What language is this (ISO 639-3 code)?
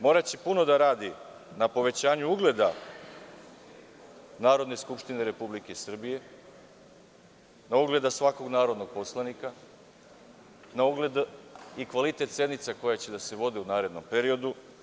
srp